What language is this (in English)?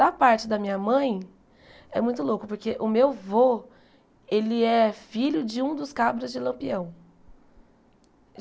Portuguese